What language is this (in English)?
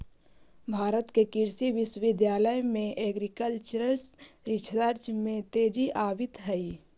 Magahi